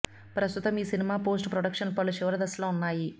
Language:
Telugu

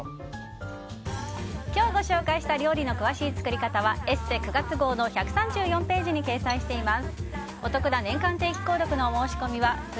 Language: Japanese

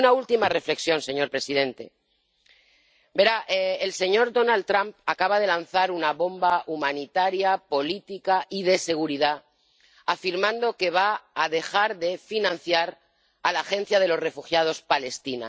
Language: Spanish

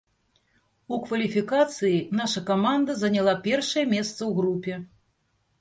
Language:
Belarusian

